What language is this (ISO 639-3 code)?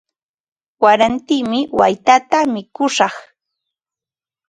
qva